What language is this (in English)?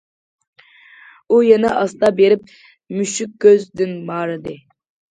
Uyghur